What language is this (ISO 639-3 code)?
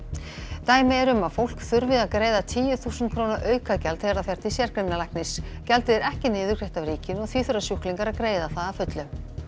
isl